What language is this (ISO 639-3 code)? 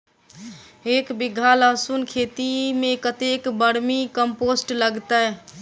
mai